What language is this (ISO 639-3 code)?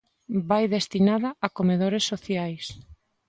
glg